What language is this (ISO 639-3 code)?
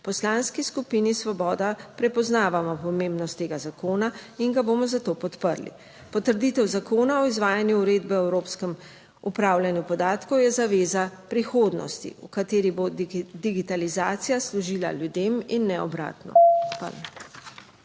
slv